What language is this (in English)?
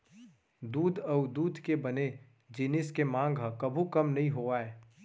Chhattisgarhi